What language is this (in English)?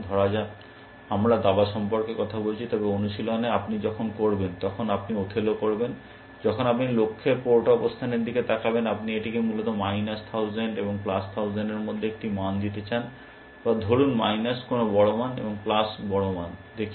Bangla